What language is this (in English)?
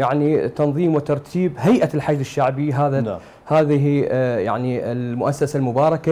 Arabic